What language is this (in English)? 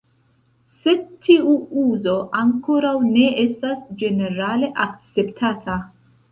Esperanto